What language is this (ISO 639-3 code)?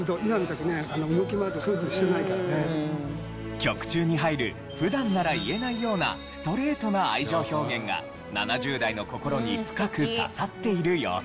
jpn